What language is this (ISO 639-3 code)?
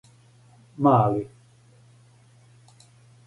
srp